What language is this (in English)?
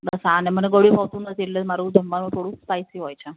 Gujarati